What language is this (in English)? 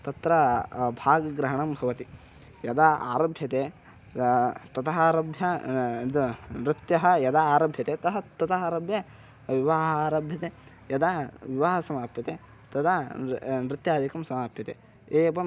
Sanskrit